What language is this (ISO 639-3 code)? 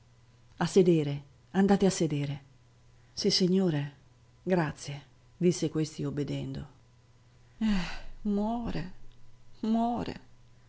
ita